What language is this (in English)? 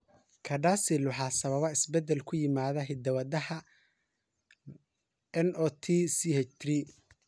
Somali